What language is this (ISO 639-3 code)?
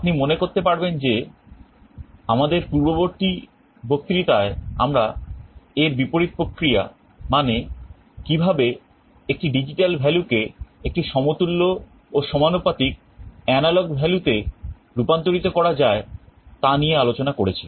ben